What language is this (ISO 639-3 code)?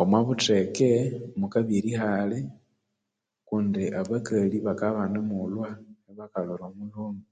koo